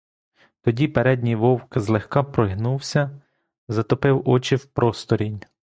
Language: Ukrainian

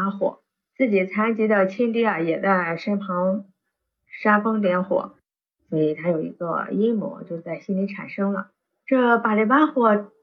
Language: Chinese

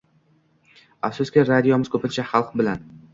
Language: Uzbek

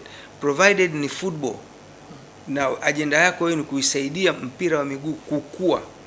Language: Swahili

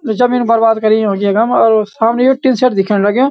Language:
Garhwali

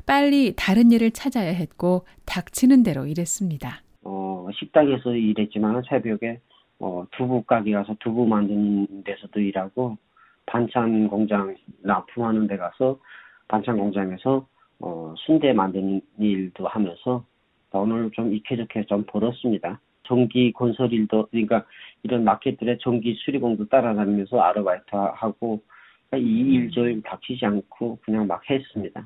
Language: Korean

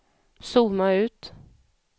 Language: Swedish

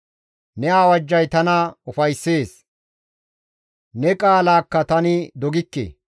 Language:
Gamo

